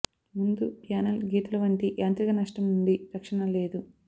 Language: Telugu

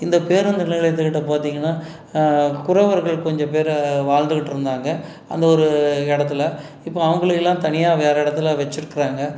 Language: Tamil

